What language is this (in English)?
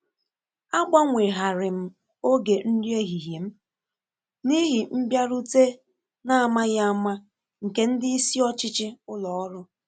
Igbo